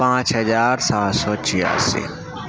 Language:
Urdu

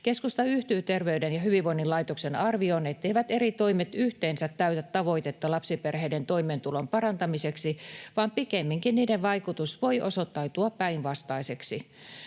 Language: Finnish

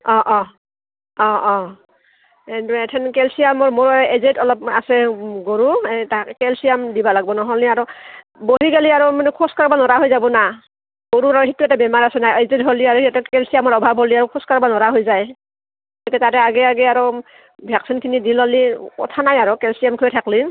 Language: Assamese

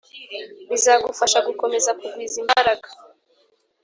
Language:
Kinyarwanda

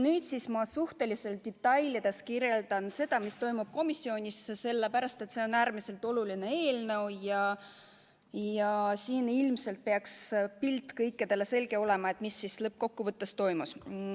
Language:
Estonian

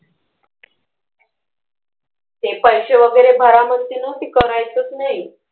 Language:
Marathi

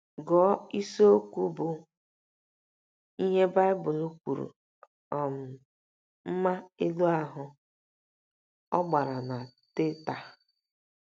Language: Igbo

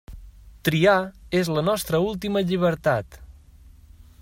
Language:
Catalan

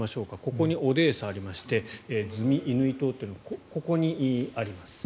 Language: Japanese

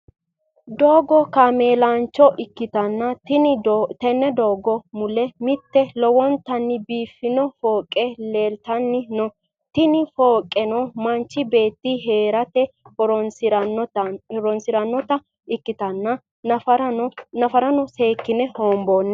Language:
Sidamo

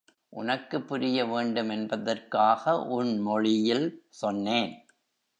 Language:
Tamil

